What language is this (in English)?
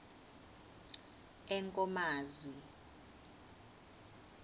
Swati